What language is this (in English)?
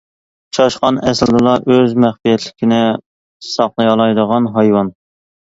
Uyghur